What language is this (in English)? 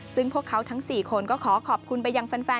Thai